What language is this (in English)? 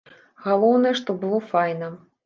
Belarusian